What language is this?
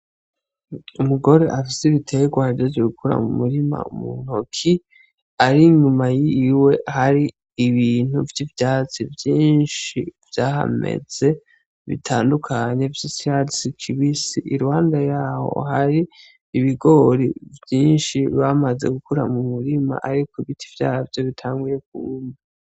Rundi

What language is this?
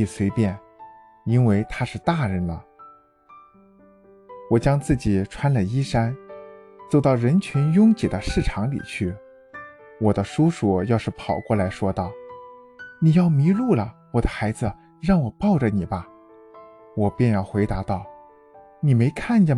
Chinese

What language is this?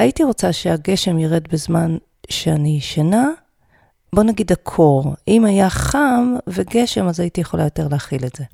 Hebrew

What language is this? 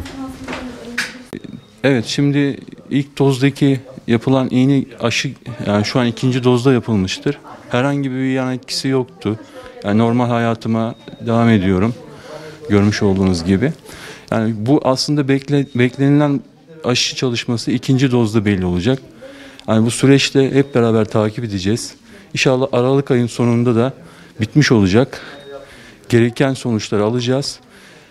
Turkish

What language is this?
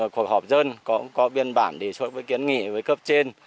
Vietnamese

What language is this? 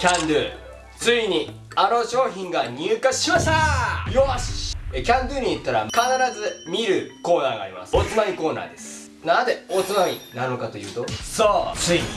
Japanese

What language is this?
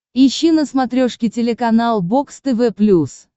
Russian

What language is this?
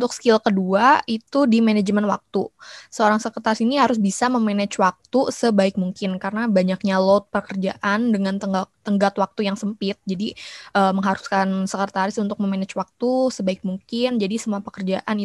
Indonesian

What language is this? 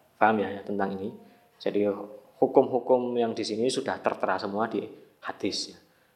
Indonesian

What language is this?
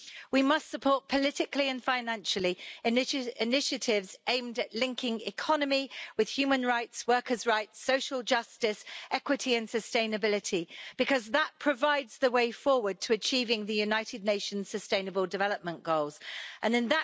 English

